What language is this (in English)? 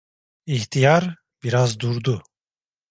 Turkish